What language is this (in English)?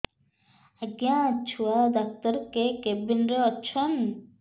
Odia